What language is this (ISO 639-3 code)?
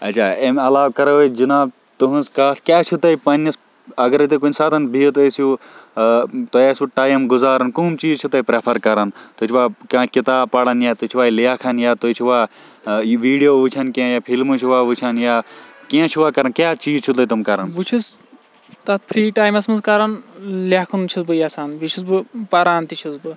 kas